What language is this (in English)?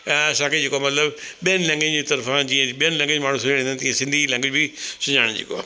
Sindhi